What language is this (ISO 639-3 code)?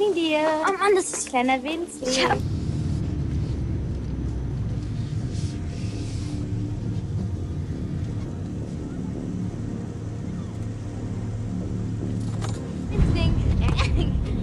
deu